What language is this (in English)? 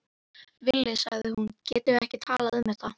Icelandic